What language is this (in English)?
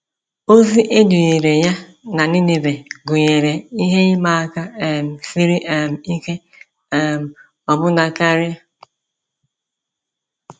Igbo